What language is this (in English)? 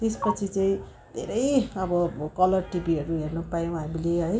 Nepali